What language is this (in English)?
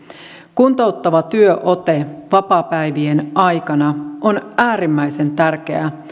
Finnish